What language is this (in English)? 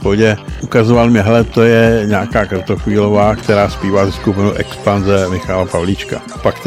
Czech